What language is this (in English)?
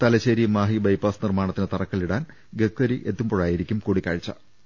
Malayalam